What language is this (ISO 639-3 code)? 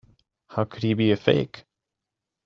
eng